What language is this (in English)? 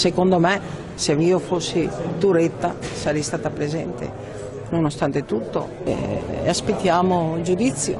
Italian